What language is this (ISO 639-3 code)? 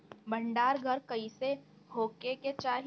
bho